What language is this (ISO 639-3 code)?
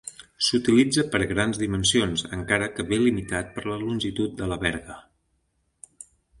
cat